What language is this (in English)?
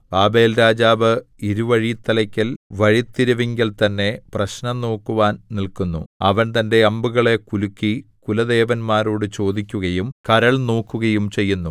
Malayalam